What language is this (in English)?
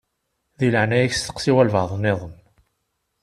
Kabyle